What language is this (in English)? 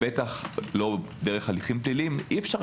Hebrew